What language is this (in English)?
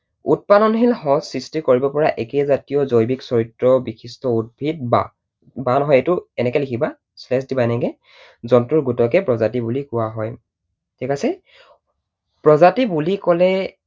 Assamese